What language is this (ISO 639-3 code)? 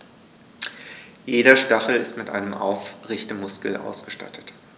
deu